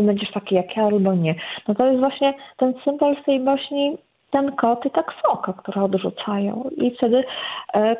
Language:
Polish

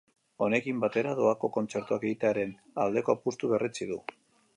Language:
Basque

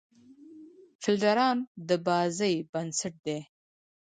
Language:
Pashto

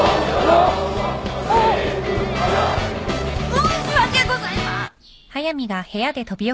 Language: Japanese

